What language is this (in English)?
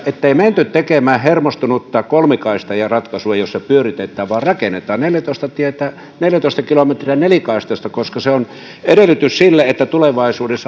Finnish